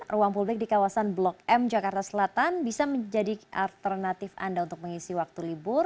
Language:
Indonesian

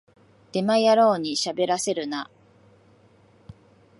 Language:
Japanese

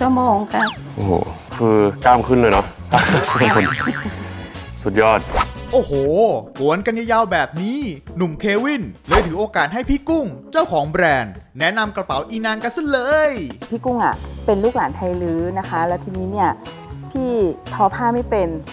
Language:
Thai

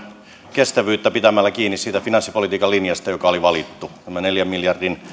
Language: Finnish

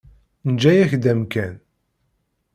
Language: Kabyle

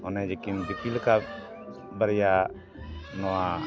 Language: Santali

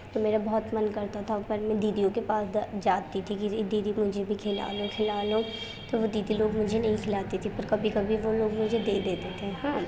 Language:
Urdu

